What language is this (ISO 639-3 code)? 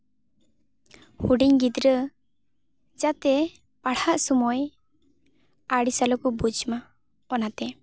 sat